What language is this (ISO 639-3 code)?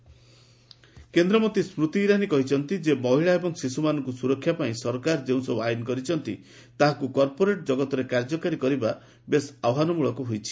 ori